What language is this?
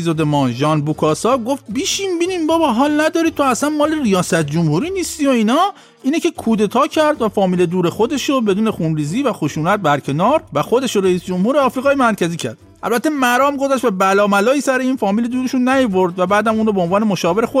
Persian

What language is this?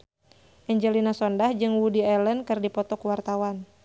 Sundanese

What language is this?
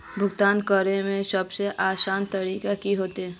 Magahi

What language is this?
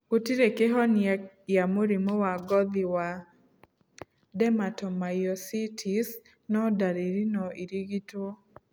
Kikuyu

